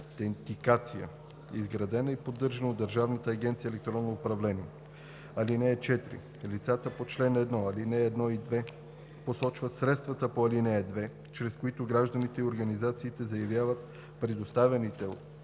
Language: Bulgarian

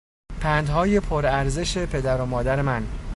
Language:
Persian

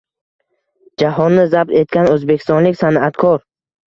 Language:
Uzbek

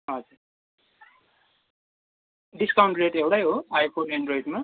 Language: Nepali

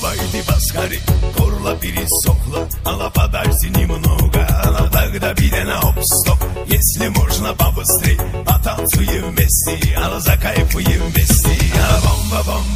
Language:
Dutch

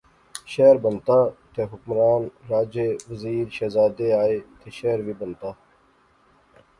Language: Pahari-Potwari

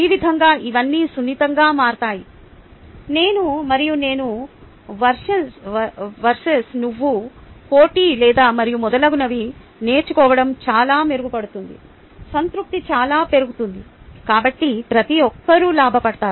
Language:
Telugu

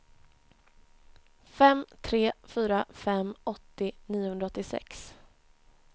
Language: Swedish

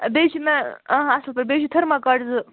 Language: Kashmiri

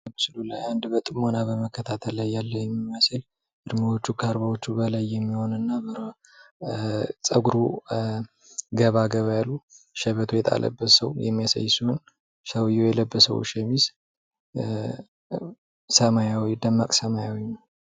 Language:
Amharic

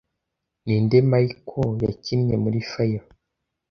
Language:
Kinyarwanda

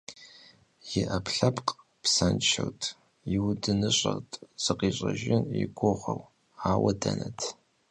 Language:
Kabardian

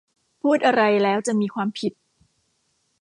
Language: Thai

